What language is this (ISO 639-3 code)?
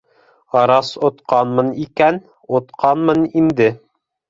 bak